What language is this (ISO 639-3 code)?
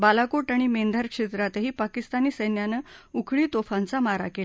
mar